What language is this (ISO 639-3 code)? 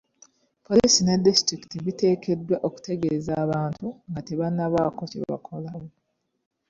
lug